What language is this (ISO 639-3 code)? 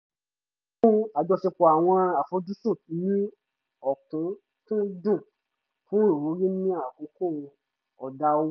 yor